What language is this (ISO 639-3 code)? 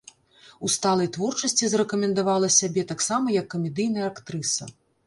bel